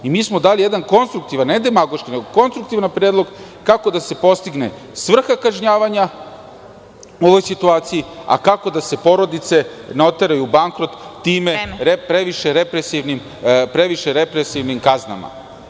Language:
Serbian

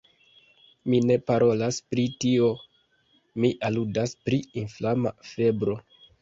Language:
Esperanto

